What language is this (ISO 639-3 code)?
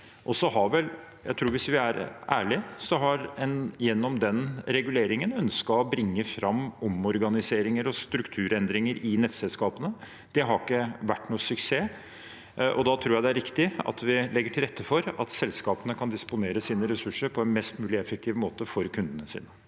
nor